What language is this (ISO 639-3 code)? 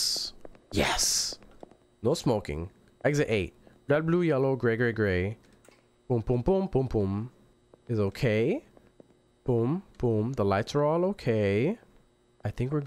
eng